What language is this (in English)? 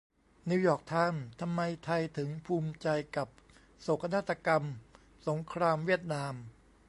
Thai